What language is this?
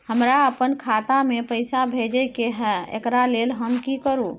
Maithili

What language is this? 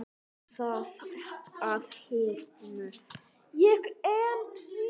Icelandic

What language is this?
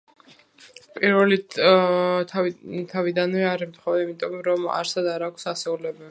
Georgian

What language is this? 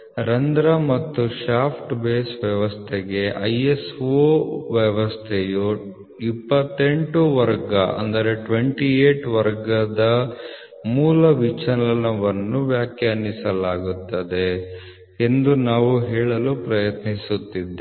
Kannada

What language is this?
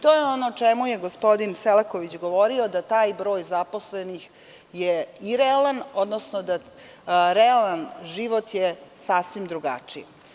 Serbian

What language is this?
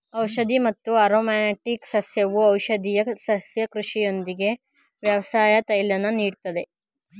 Kannada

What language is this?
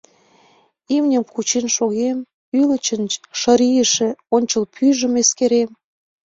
Mari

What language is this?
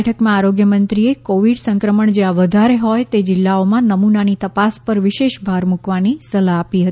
Gujarati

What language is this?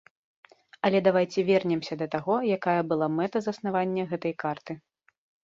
Belarusian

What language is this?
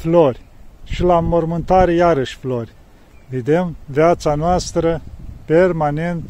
Romanian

